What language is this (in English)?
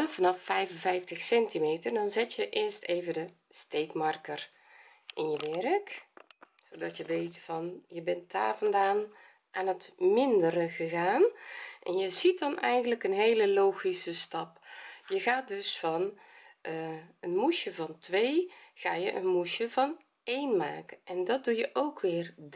Dutch